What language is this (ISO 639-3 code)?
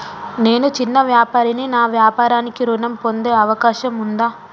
tel